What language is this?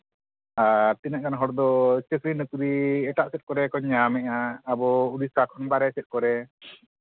Santali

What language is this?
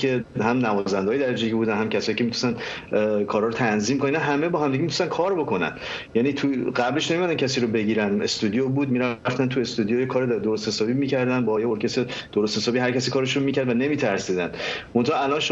Persian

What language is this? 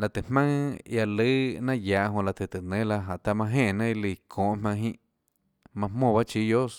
Tlacoatzintepec Chinantec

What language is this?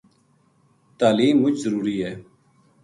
Gujari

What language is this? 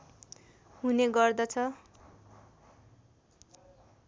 Nepali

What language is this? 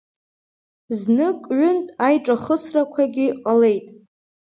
Abkhazian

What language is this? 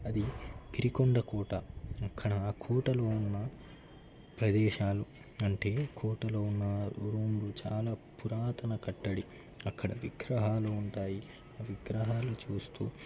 Telugu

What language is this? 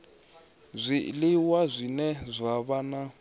Venda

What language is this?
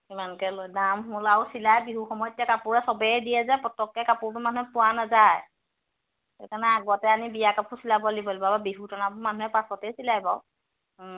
Assamese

